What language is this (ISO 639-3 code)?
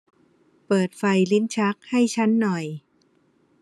tha